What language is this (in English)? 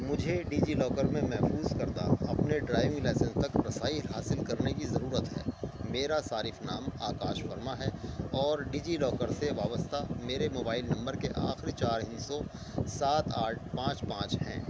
Urdu